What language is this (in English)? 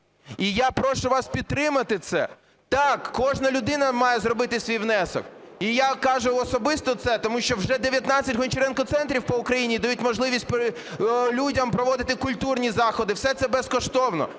Ukrainian